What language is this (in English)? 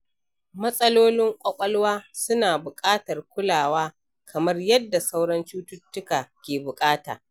Hausa